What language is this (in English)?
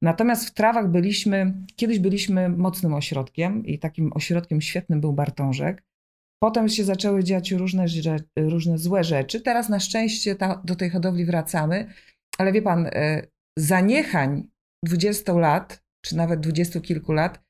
Polish